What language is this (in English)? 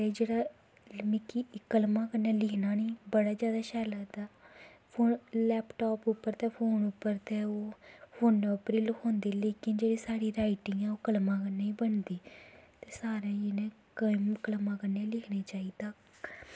Dogri